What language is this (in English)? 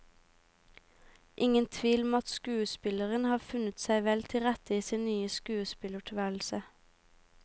Norwegian